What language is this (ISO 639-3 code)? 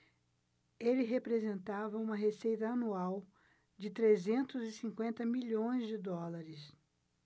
por